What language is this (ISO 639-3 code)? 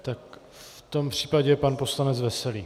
ces